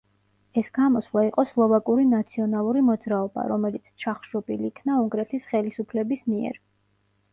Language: Georgian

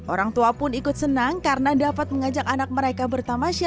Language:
Indonesian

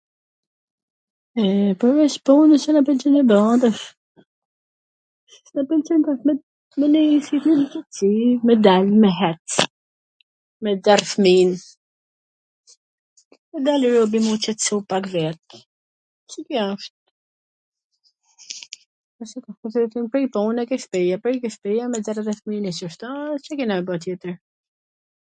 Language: Gheg Albanian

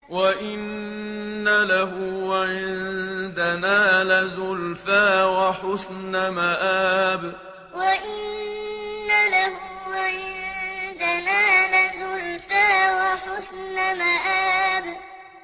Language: Arabic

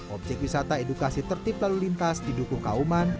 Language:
Indonesian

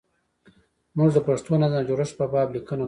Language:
Pashto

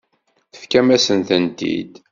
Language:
Kabyle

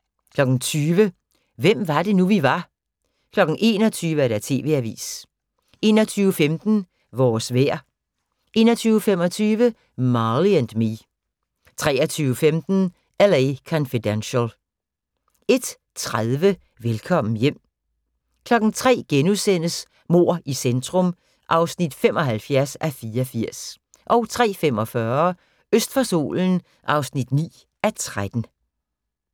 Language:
Danish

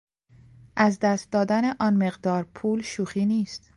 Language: Persian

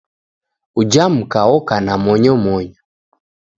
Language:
Taita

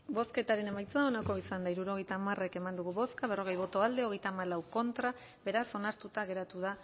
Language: Basque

